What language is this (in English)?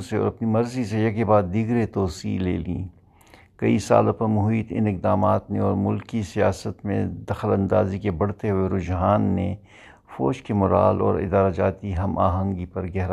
Urdu